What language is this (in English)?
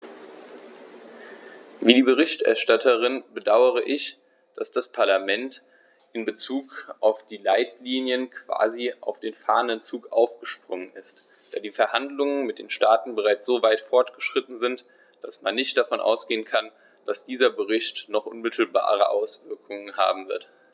German